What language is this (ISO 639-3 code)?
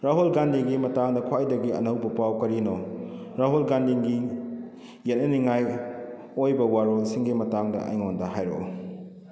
mni